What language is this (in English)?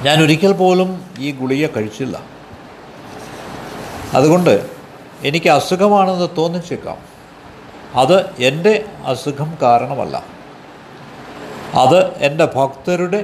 Malayalam